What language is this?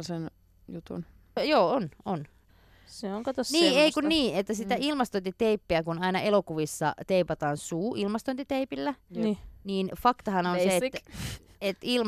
Finnish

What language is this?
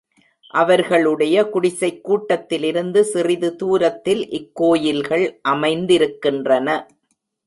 Tamil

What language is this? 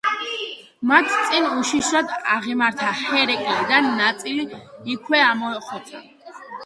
Georgian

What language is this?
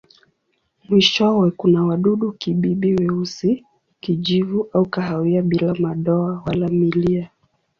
Swahili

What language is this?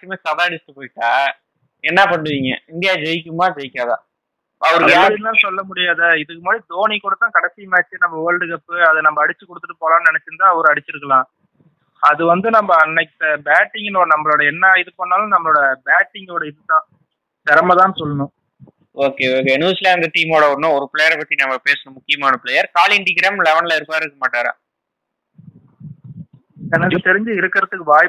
Tamil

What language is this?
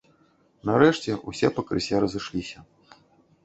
Belarusian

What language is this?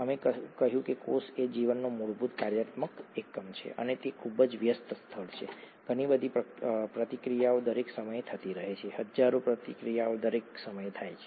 Gujarati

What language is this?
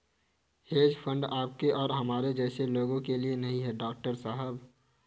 Hindi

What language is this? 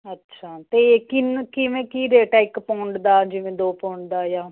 Punjabi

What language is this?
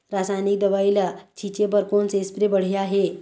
Chhattisgarhi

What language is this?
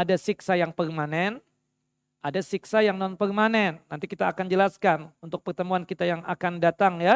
Indonesian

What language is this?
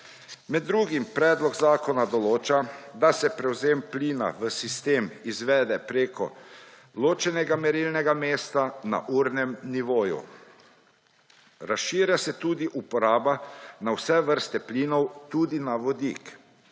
Slovenian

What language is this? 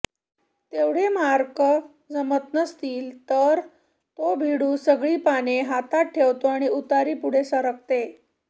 Marathi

